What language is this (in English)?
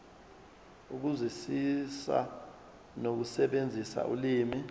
Zulu